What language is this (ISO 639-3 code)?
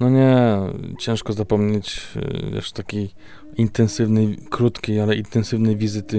pol